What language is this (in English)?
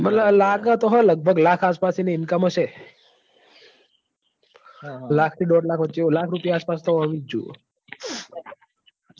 Gujarati